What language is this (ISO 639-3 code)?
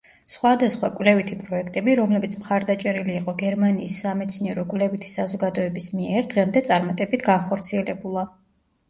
kat